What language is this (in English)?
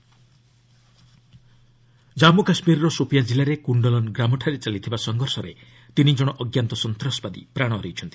Odia